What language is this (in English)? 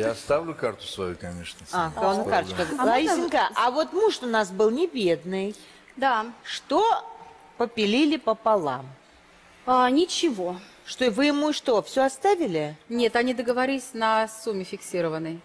Russian